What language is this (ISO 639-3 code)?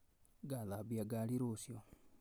kik